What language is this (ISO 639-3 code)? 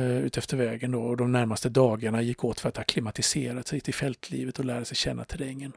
swe